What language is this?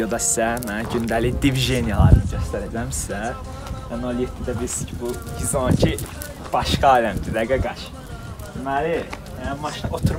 Turkish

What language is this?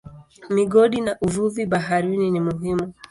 Swahili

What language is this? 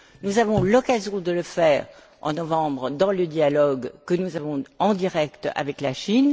French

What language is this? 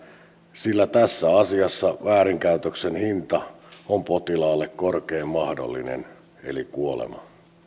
Finnish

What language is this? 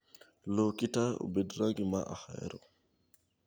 Luo (Kenya and Tanzania)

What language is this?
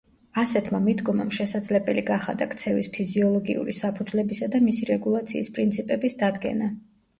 Georgian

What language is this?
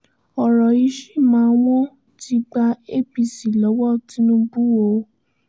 Yoruba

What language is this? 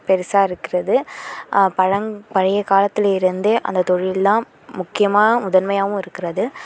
Tamil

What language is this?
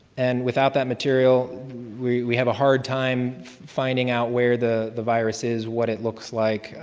English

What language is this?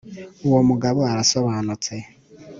Kinyarwanda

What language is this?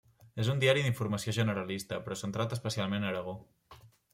Catalan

